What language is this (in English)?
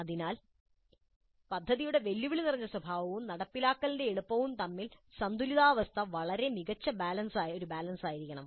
Malayalam